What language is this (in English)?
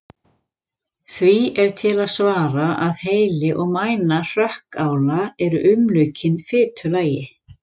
Icelandic